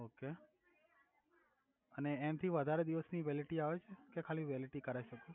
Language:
Gujarati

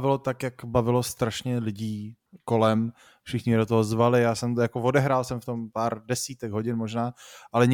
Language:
Czech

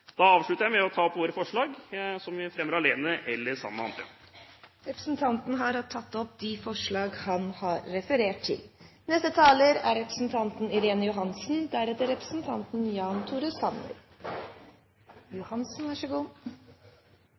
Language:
Norwegian Bokmål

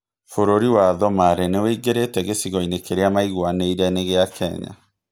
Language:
Kikuyu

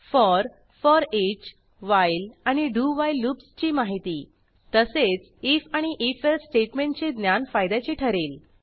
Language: Marathi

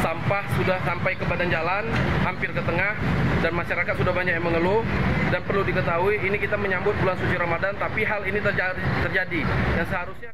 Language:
Indonesian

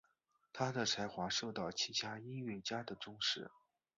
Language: Chinese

